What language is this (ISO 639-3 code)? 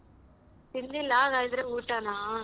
kan